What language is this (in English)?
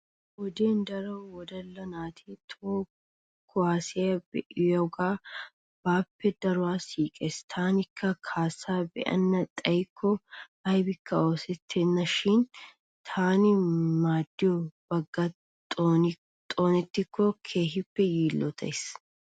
Wolaytta